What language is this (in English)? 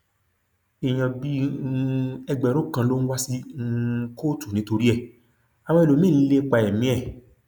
Yoruba